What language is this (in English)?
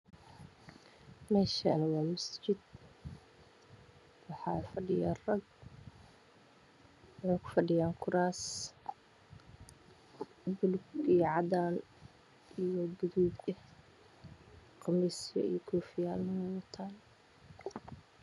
Somali